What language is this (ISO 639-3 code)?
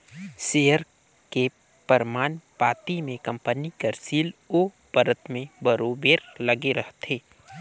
hne